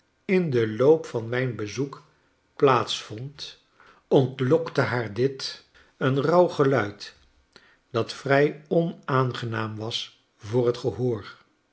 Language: Dutch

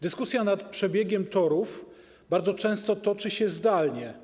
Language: Polish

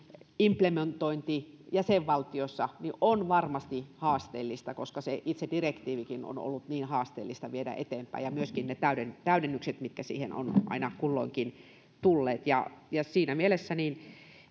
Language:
Finnish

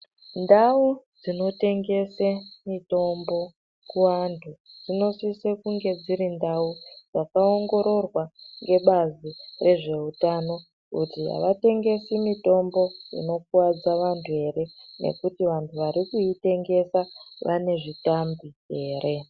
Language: Ndau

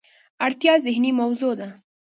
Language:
Pashto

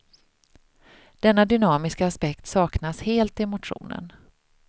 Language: Swedish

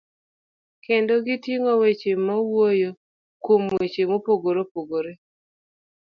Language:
Luo (Kenya and Tanzania)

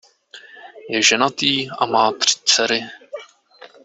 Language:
Czech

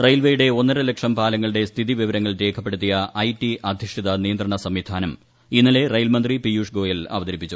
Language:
Malayalam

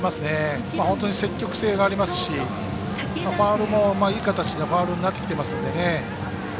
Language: Japanese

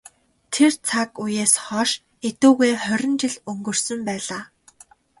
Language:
Mongolian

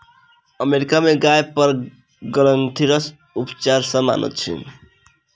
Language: Maithili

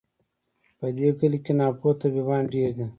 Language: Pashto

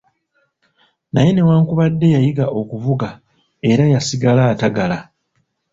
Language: Ganda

